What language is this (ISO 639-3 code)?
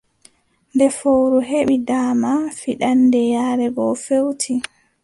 fub